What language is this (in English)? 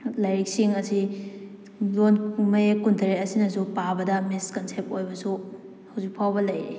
Manipuri